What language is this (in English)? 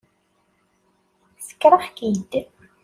Kabyle